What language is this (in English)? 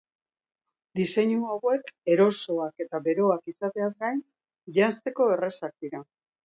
Basque